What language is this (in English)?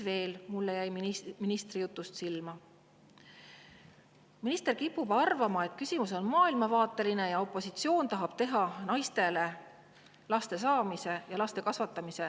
Estonian